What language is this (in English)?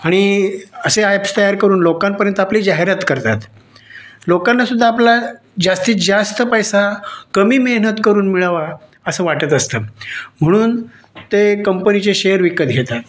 Marathi